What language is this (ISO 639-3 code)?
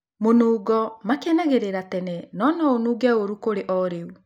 kik